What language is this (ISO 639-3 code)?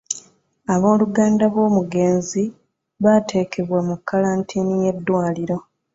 lug